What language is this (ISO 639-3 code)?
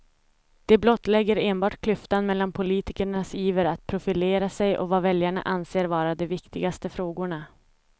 swe